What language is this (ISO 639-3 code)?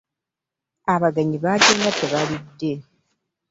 lug